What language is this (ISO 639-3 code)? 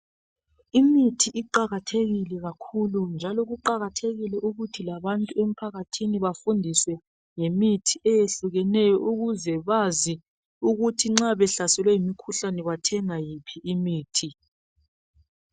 nde